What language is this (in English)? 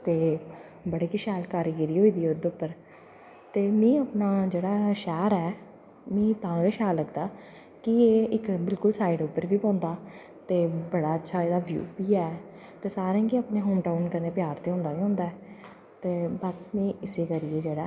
Dogri